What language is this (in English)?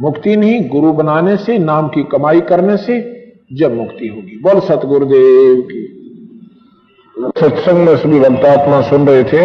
Hindi